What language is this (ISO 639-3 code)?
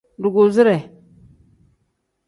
kdh